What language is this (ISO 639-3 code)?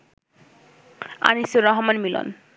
ben